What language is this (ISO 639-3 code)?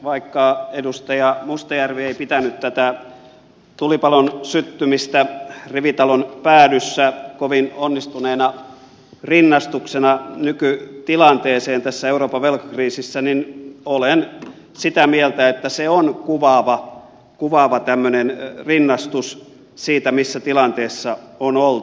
fin